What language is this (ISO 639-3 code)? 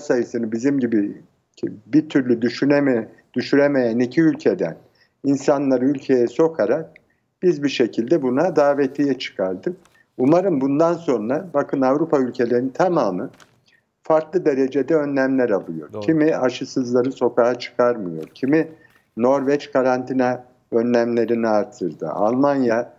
tur